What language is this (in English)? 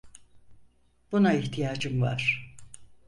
Turkish